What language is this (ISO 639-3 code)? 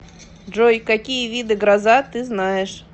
rus